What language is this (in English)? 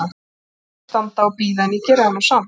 Icelandic